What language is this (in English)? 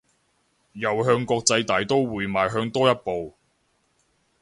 Cantonese